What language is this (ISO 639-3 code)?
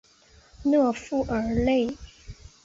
zho